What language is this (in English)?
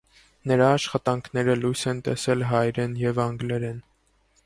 Armenian